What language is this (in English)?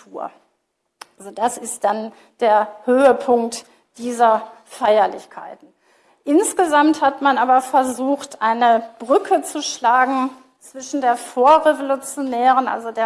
German